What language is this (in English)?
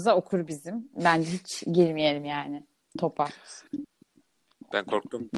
Turkish